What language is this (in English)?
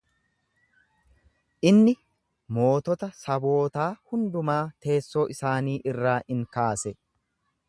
Oromo